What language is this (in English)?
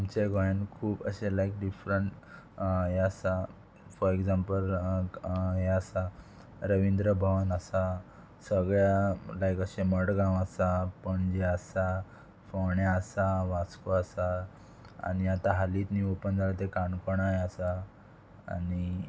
Konkani